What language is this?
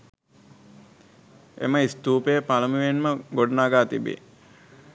Sinhala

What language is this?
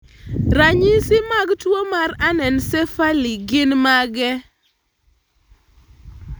Luo (Kenya and Tanzania)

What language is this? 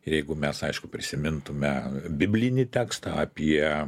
Lithuanian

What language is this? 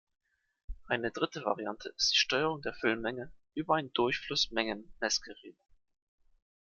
German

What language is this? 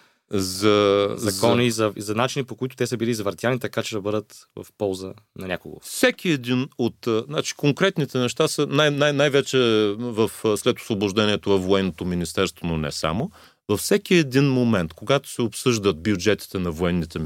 Bulgarian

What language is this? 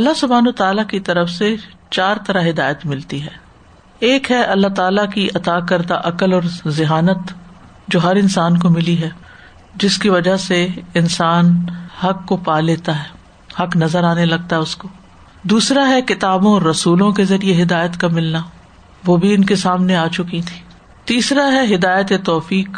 Urdu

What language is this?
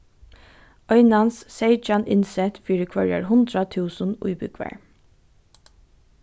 Faroese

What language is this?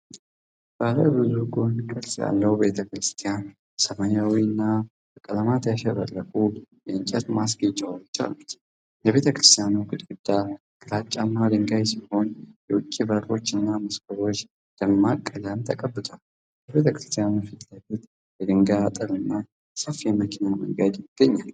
Amharic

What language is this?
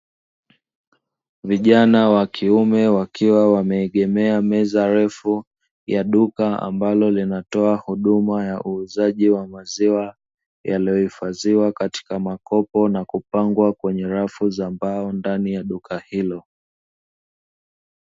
Swahili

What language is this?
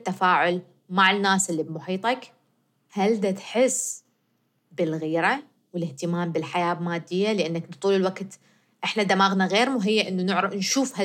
Arabic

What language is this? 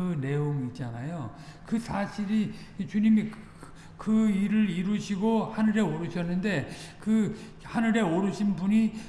Korean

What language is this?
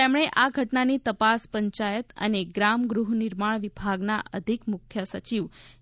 Gujarati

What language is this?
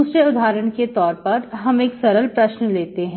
Hindi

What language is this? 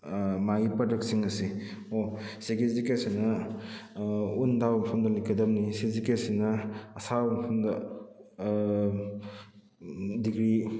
Manipuri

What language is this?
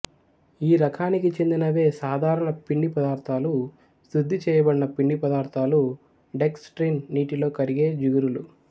Telugu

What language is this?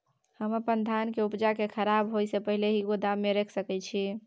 Maithili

